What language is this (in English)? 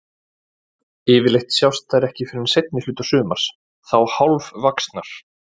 Icelandic